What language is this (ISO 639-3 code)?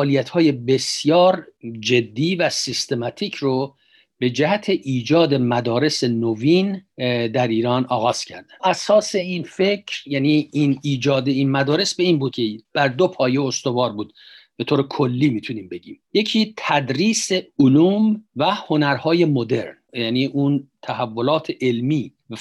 fas